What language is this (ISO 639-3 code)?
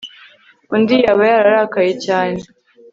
kin